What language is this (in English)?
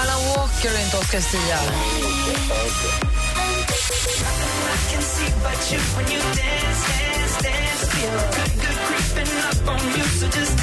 Swedish